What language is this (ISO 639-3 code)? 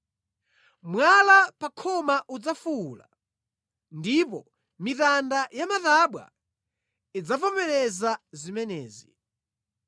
nya